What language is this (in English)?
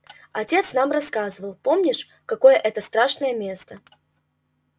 Russian